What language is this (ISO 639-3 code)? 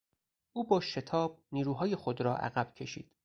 fas